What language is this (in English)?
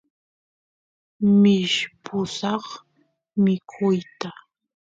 Santiago del Estero Quichua